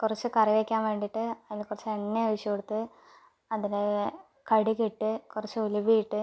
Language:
Malayalam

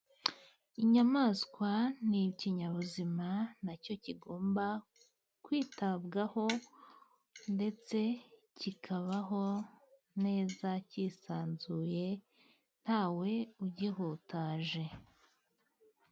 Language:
Kinyarwanda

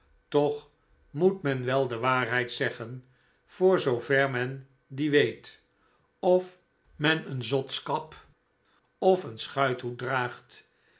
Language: Dutch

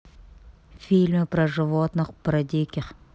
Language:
Russian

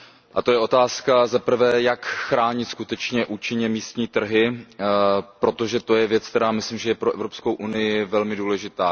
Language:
Czech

